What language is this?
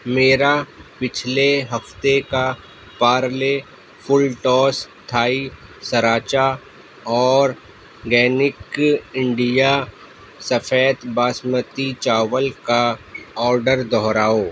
Urdu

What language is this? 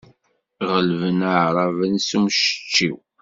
Kabyle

